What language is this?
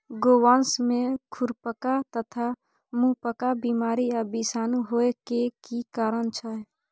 Maithili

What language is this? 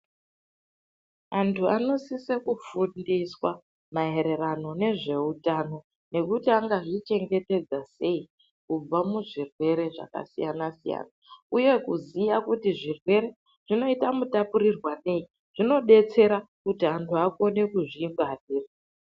Ndau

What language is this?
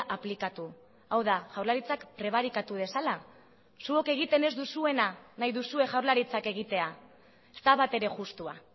Basque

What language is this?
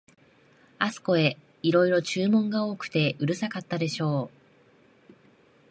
Japanese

